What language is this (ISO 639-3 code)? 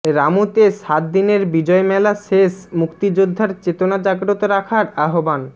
ben